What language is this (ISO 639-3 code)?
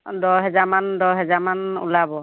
asm